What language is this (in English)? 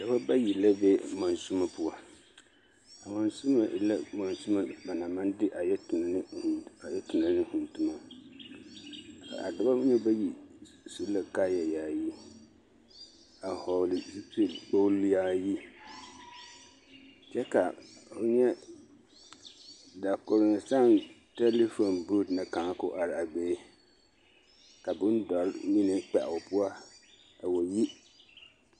Southern Dagaare